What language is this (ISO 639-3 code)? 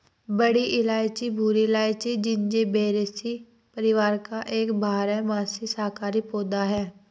hin